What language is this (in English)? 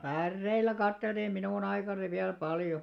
Finnish